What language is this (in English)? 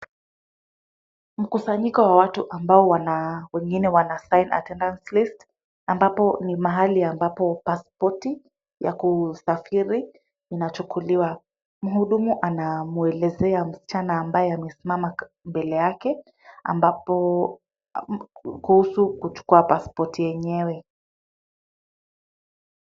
Swahili